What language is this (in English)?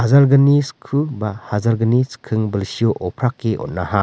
Garo